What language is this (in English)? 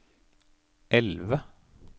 Norwegian